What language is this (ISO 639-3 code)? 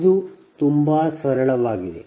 kan